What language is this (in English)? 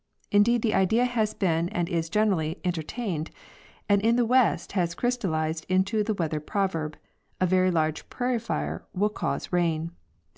English